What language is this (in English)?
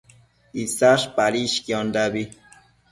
Matsés